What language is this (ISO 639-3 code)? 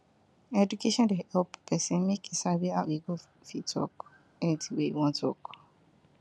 pcm